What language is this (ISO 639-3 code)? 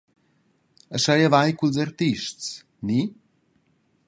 roh